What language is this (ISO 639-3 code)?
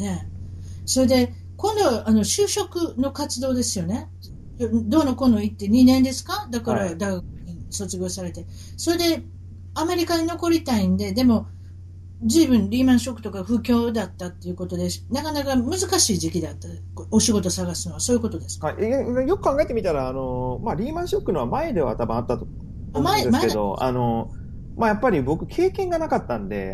jpn